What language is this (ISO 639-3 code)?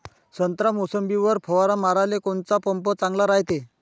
mar